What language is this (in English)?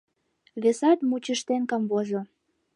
Mari